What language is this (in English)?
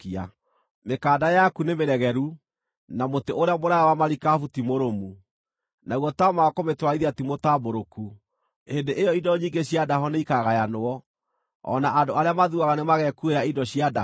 Kikuyu